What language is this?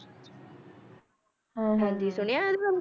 Punjabi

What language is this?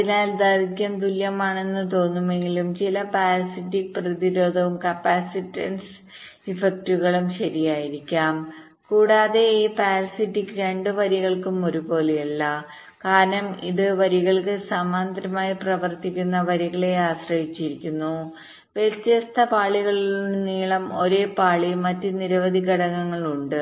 Malayalam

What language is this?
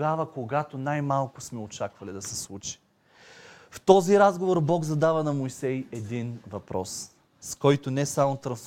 Bulgarian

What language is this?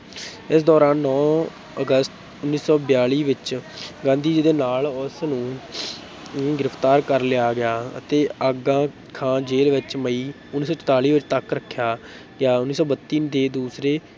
Punjabi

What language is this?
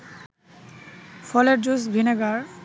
Bangla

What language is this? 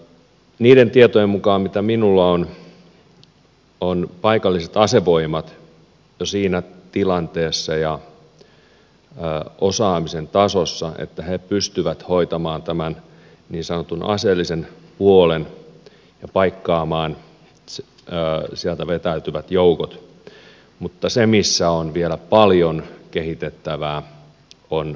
Finnish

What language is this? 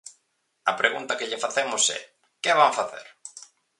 Galician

